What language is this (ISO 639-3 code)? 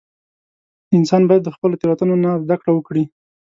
pus